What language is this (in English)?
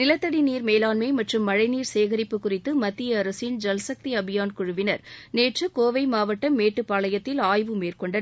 Tamil